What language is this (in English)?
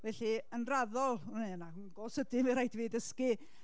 Welsh